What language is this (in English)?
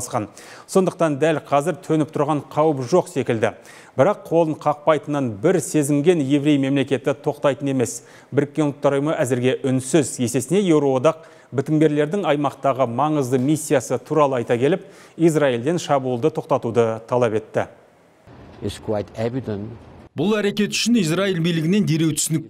Russian